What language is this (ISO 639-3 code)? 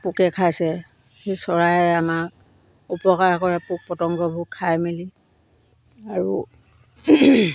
asm